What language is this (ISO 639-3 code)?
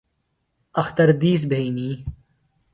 phl